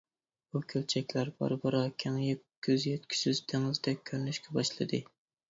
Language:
Uyghur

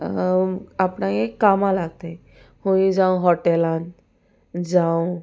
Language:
Konkani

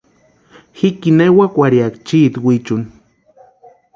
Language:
Western Highland Purepecha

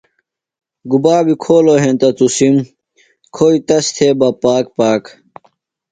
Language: Phalura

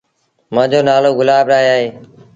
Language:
Sindhi Bhil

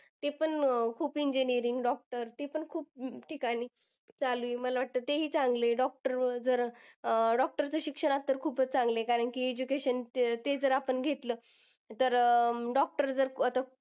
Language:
Marathi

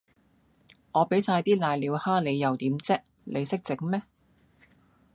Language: Cantonese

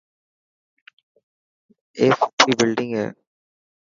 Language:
Dhatki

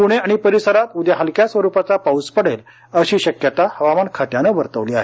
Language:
Marathi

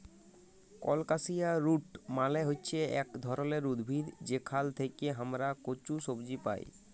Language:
Bangla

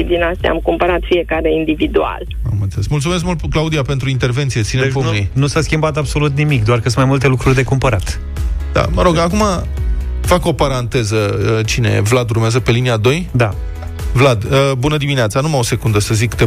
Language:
Romanian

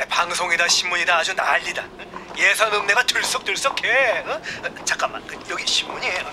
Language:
Korean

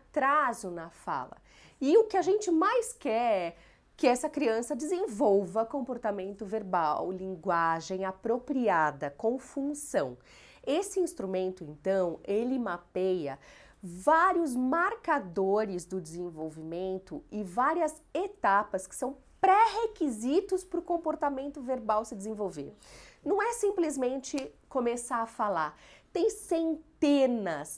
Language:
Portuguese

